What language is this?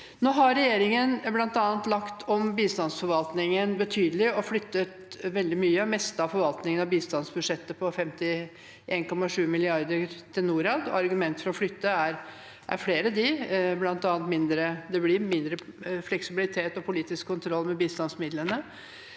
Norwegian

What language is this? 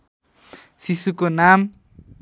Nepali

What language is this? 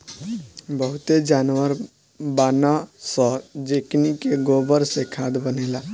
Bhojpuri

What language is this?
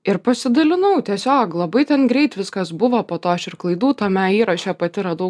Lithuanian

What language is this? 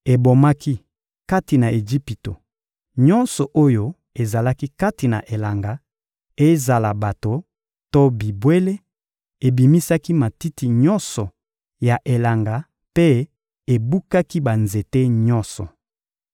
Lingala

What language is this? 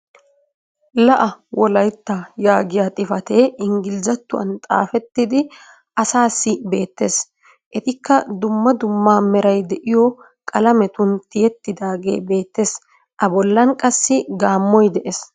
Wolaytta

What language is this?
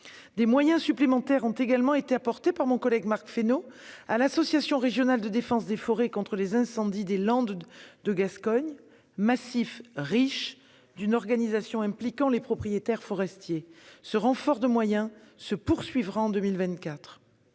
French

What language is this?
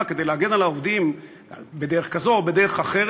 Hebrew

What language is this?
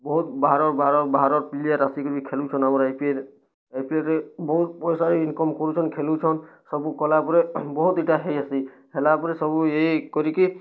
Odia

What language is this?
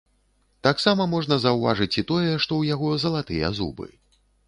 Belarusian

